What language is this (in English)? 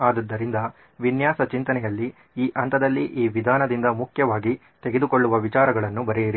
Kannada